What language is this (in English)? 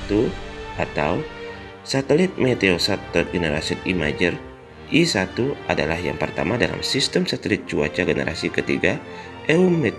Indonesian